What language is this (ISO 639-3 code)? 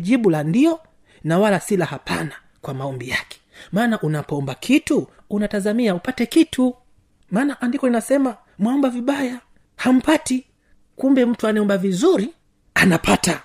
swa